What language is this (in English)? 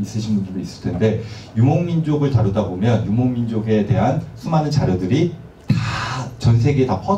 Korean